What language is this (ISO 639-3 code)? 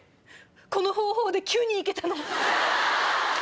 jpn